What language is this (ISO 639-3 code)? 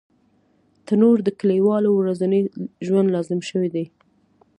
pus